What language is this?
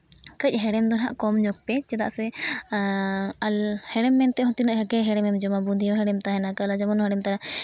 Santali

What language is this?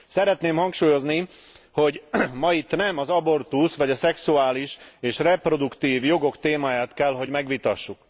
Hungarian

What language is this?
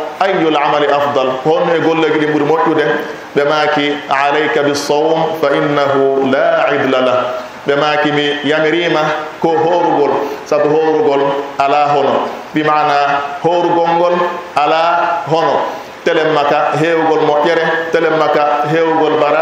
Indonesian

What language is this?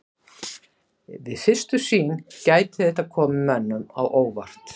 Icelandic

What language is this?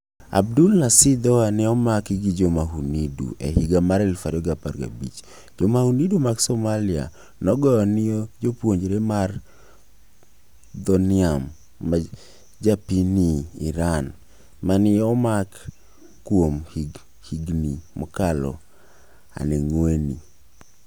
Luo (Kenya and Tanzania)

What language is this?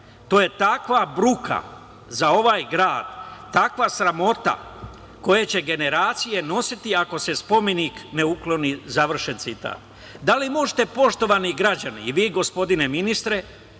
Serbian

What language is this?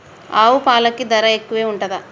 Telugu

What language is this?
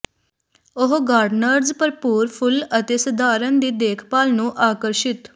Punjabi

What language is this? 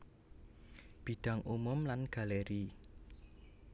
Javanese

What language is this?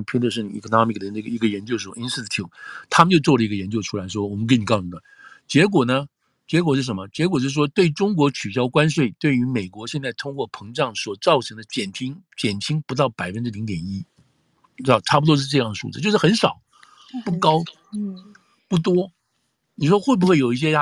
Chinese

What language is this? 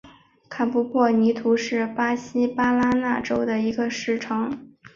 Chinese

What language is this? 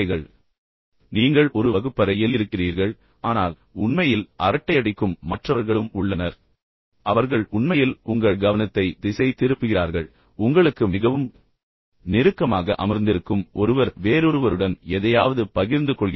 Tamil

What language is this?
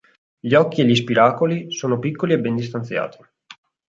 Italian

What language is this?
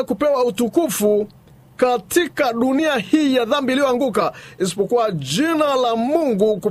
Swahili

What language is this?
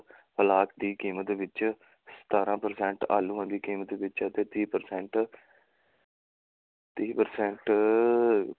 Punjabi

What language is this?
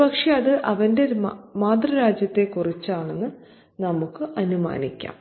Malayalam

